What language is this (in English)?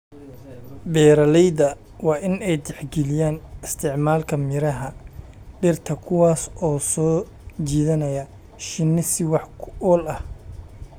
Somali